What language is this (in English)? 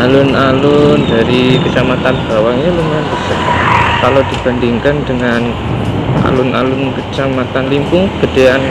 Indonesian